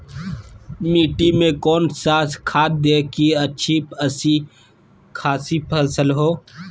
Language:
Magahi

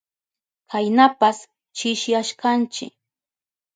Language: Southern Pastaza Quechua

